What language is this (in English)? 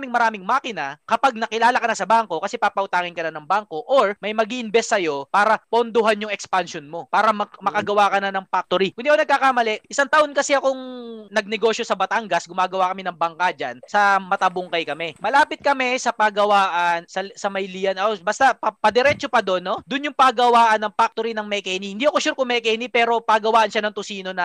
Filipino